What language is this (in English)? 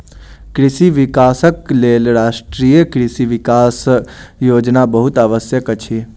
Maithili